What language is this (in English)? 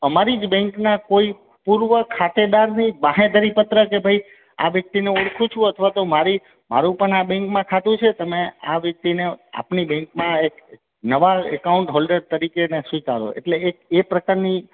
Gujarati